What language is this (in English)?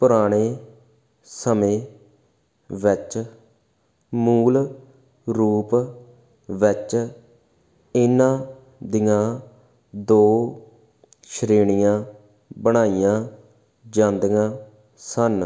Punjabi